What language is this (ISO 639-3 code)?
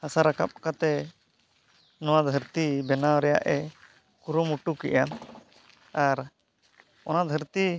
sat